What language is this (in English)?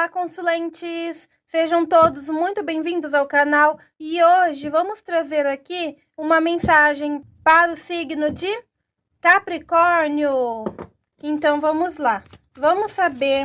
Portuguese